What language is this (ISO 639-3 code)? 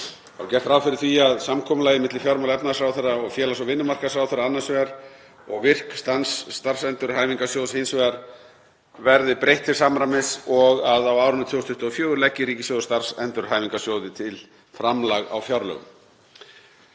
isl